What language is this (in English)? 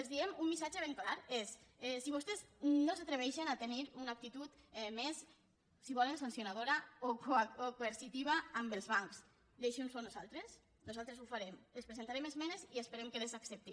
Catalan